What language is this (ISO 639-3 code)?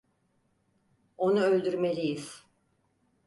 tur